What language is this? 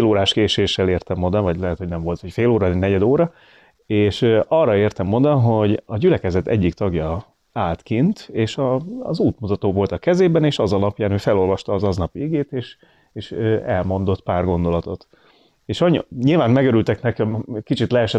Hungarian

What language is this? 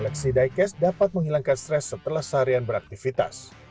Indonesian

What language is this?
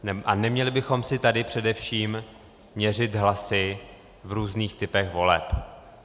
Czech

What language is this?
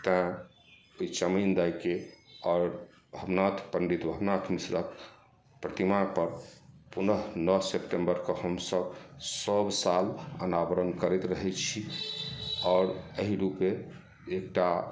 Maithili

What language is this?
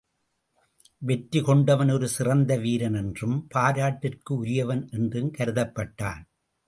Tamil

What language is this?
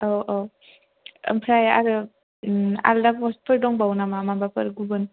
Bodo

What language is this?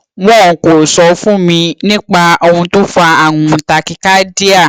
Yoruba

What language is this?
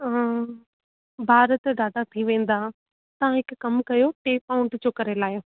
Sindhi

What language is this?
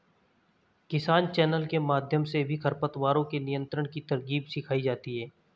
Hindi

